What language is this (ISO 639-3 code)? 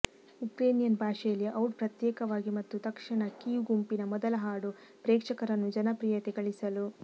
kan